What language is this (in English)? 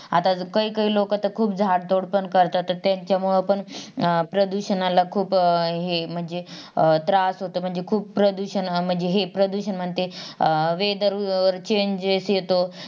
Marathi